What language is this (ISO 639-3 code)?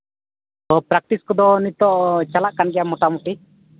sat